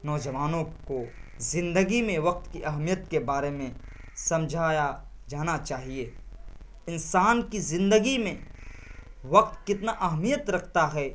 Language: Urdu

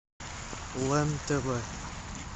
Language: Russian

